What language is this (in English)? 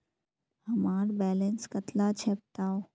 Magahi